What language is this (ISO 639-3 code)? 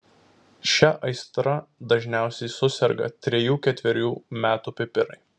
lit